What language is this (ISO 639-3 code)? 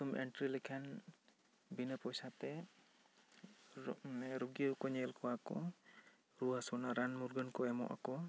sat